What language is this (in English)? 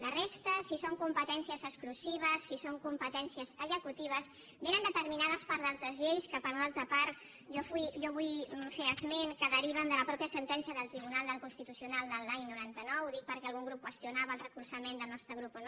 Catalan